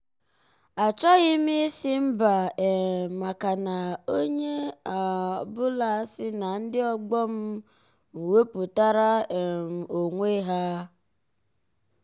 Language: Igbo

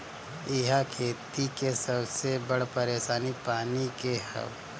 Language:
Bhojpuri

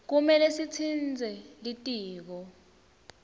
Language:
Swati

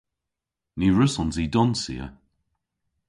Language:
Cornish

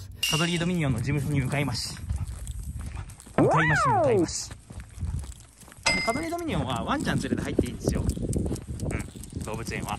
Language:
Japanese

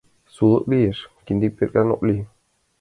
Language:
Mari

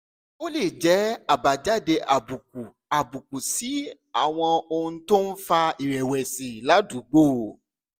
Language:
Yoruba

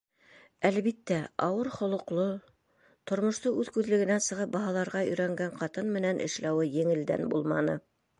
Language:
Bashkir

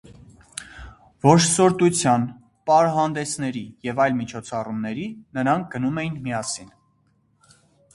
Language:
Armenian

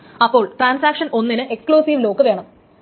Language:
Malayalam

